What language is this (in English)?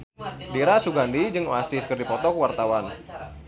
Sundanese